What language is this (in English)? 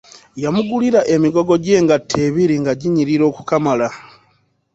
Ganda